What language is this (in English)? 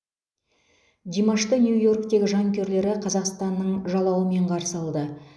Kazakh